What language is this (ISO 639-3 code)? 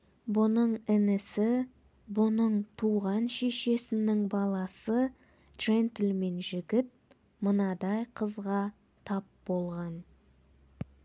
kaz